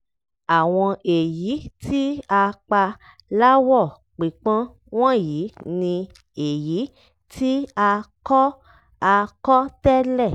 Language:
Yoruba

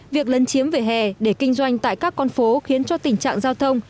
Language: Vietnamese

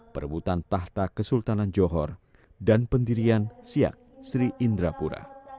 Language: Indonesian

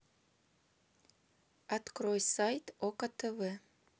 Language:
Russian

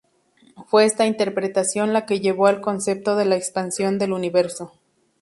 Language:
Spanish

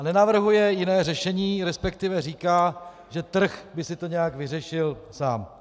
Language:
Czech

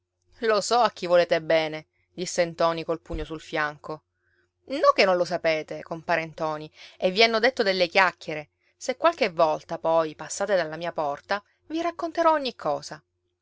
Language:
Italian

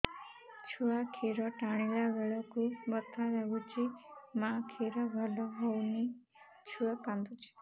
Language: Odia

